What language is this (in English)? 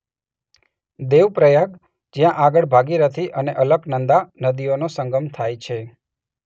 Gujarati